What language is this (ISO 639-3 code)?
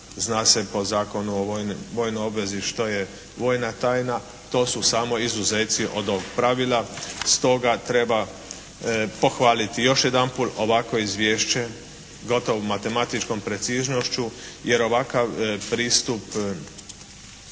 hrv